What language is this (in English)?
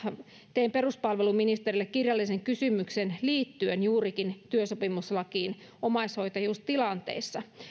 Finnish